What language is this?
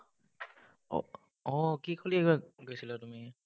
Assamese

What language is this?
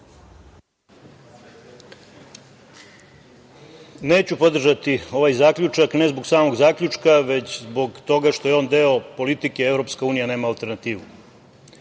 Serbian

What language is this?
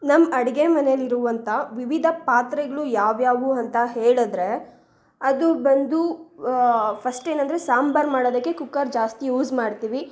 Kannada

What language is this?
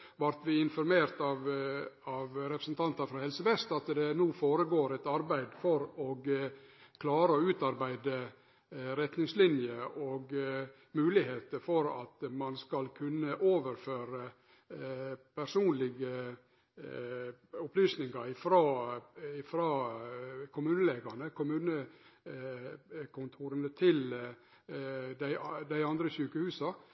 Norwegian Nynorsk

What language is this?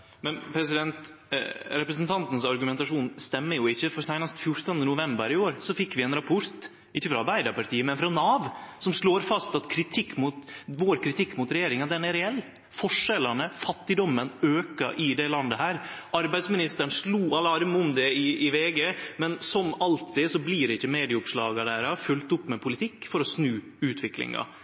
Norwegian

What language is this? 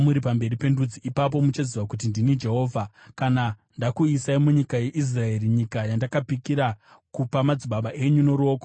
Shona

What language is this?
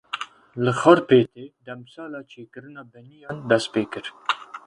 Kurdish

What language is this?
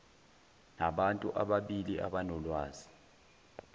Zulu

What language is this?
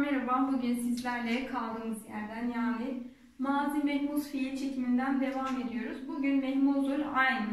Turkish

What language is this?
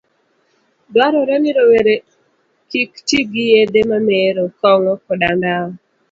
Luo (Kenya and Tanzania)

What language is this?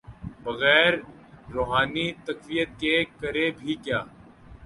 Urdu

